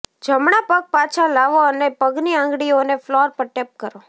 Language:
Gujarati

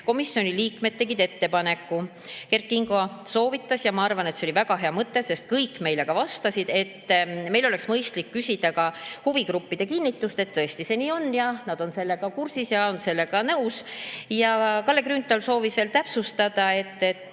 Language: Estonian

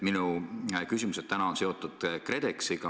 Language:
Estonian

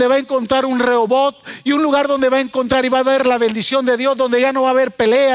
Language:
Spanish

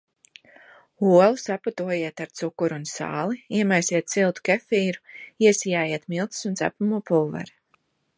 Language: Latvian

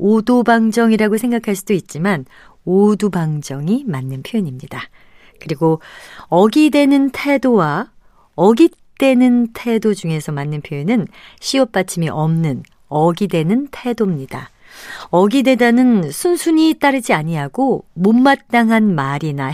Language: Korean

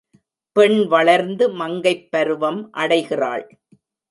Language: Tamil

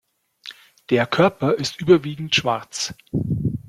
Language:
German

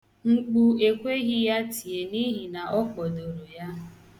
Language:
Igbo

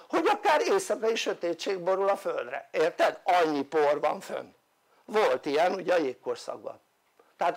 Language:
Hungarian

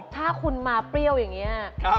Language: Thai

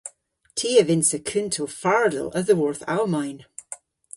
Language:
Cornish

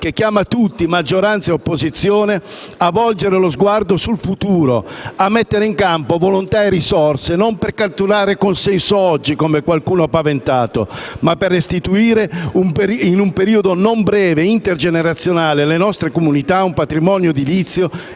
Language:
Italian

